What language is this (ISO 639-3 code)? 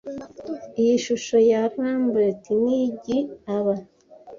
kin